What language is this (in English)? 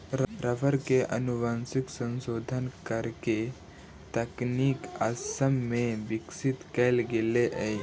Magahi